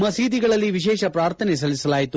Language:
Kannada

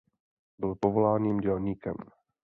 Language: Czech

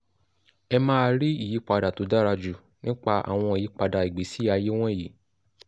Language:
Yoruba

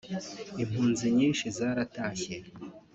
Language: Kinyarwanda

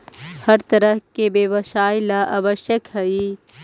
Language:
Magahi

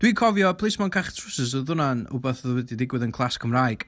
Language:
Welsh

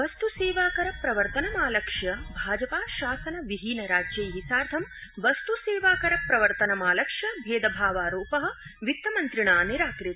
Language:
Sanskrit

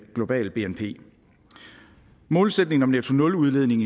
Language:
Danish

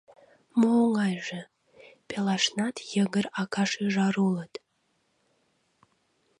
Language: Mari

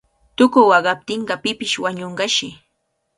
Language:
Cajatambo North Lima Quechua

